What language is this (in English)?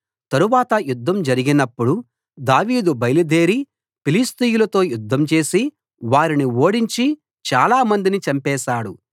Telugu